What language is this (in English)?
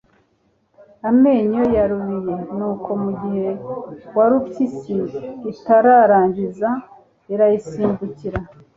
Kinyarwanda